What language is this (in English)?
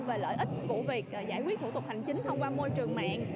Vietnamese